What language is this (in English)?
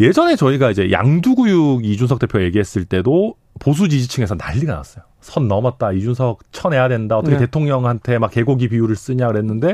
Korean